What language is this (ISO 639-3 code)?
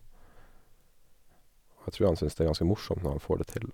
nor